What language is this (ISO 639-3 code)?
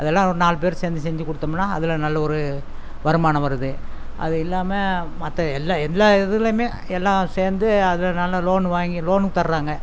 tam